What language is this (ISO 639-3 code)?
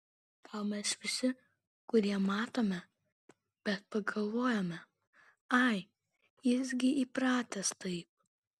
lit